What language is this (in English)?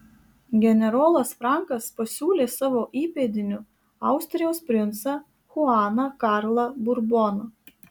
Lithuanian